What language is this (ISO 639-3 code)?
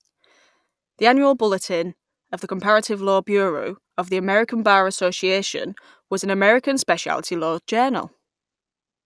eng